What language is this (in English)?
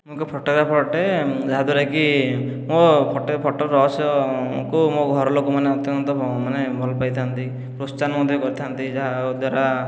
Odia